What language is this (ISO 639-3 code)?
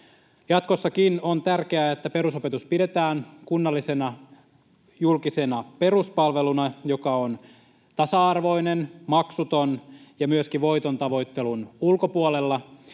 fin